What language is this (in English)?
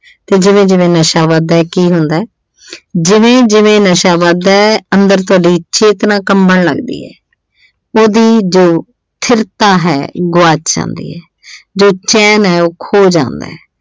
Punjabi